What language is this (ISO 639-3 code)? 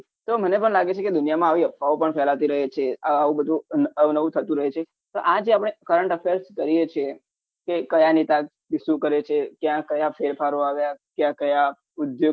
guj